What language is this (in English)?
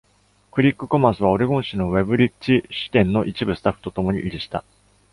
Japanese